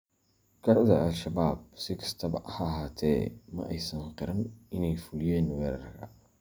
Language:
Somali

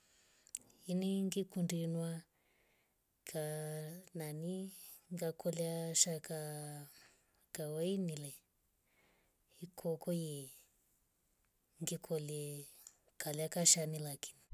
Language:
Rombo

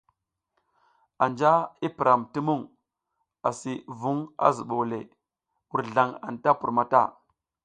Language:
South Giziga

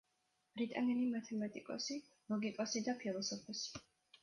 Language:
Georgian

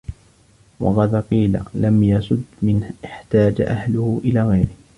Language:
Arabic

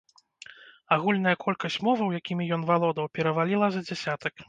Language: Belarusian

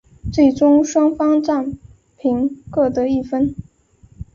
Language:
Chinese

